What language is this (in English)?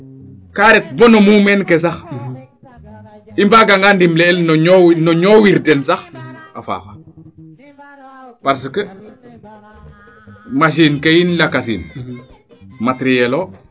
Serer